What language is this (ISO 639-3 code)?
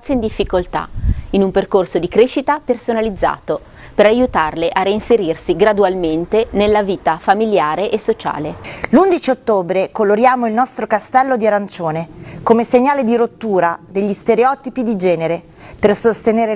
ita